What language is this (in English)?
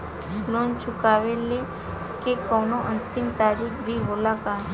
Bhojpuri